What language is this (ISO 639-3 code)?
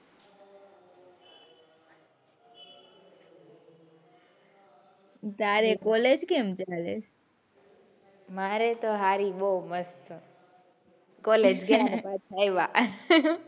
guj